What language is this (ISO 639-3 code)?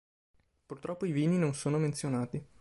ita